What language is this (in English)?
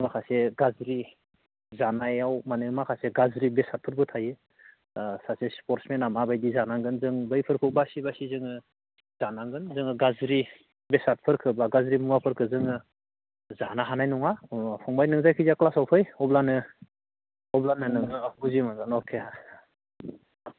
Bodo